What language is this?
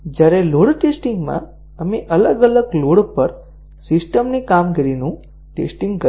Gujarati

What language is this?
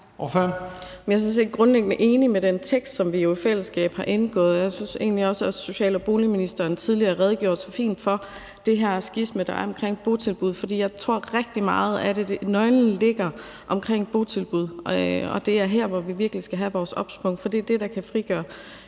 Danish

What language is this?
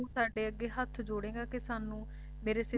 Punjabi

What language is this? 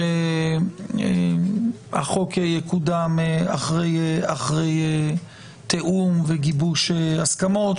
Hebrew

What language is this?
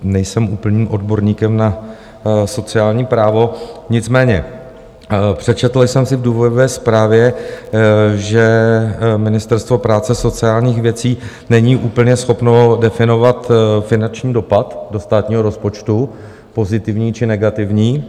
Czech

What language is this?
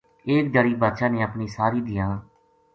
Gujari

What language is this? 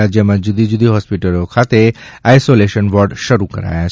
Gujarati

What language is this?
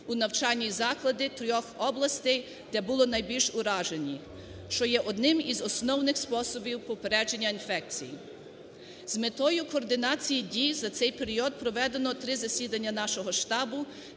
Ukrainian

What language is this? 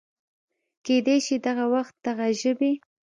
Pashto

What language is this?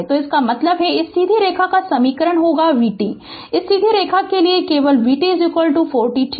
Hindi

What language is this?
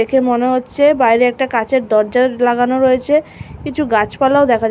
Bangla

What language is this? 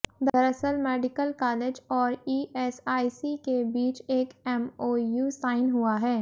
Hindi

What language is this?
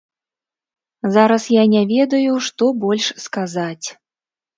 Belarusian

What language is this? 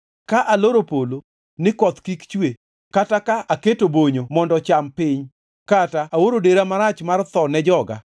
Luo (Kenya and Tanzania)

